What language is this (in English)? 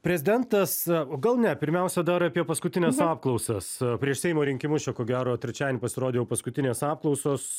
Lithuanian